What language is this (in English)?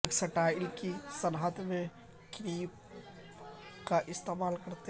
Urdu